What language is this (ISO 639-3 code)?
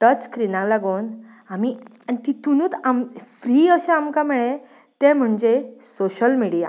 kok